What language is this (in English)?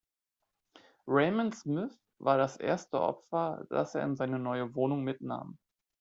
German